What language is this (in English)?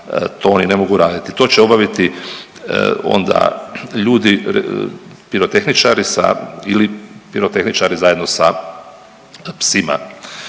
Croatian